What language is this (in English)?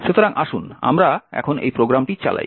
Bangla